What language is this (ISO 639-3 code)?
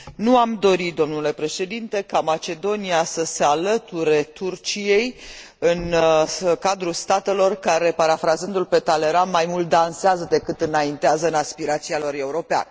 ron